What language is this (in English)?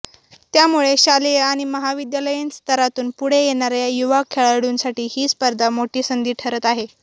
Marathi